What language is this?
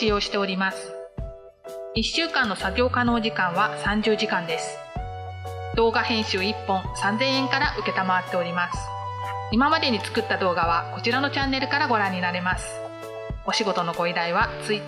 Japanese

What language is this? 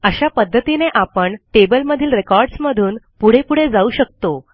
Marathi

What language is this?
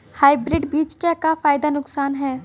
Bhojpuri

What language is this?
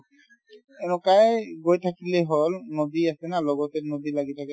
Assamese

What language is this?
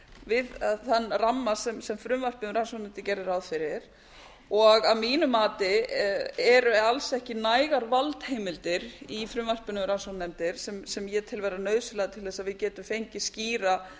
Icelandic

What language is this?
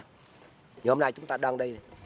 Vietnamese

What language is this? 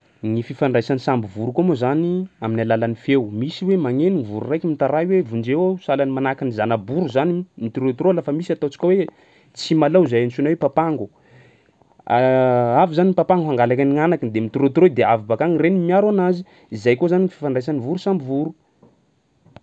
Sakalava Malagasy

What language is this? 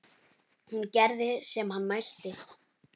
Icelandic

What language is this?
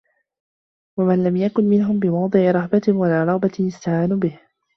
Arabic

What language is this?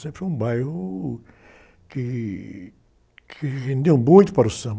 Portuguese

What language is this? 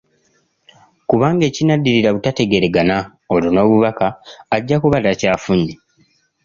Ganda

